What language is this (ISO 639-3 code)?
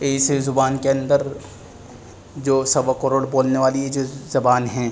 urd